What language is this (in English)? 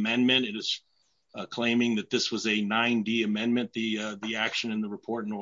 English